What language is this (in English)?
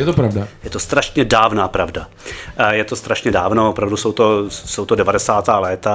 Czech